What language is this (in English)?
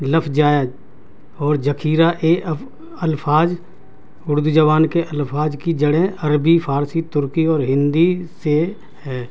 Urdu